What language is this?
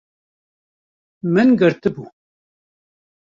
Kurdish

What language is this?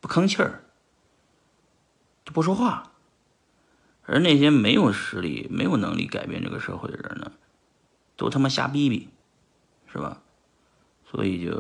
Chinese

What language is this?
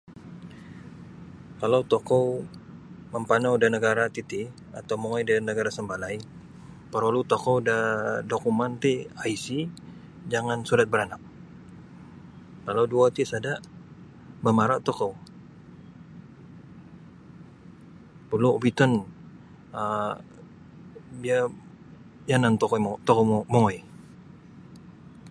Sabah Bisaya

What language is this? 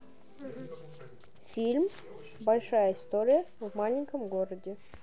Russian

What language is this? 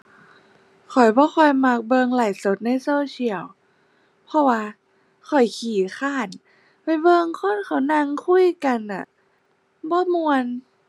Thai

